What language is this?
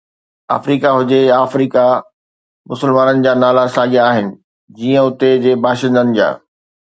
Sindhi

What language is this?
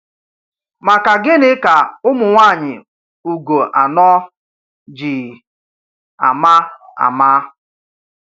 Igbo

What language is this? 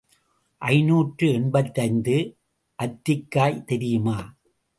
Tamil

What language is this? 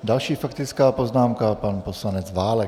Czech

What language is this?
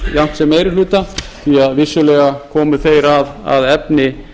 Icelandic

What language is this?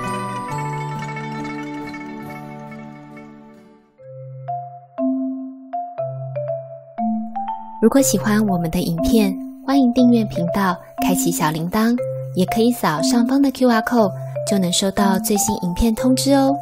Chinese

